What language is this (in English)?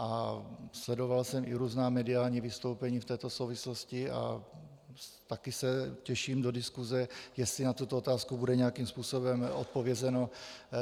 Czech